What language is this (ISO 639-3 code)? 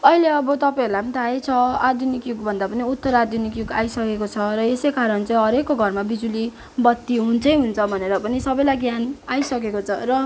nep